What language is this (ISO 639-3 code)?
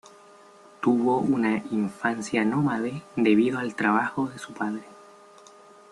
spa